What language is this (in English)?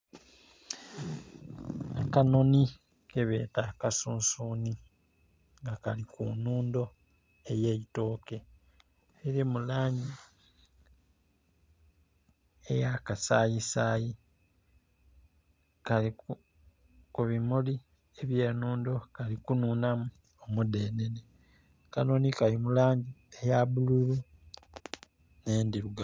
Soga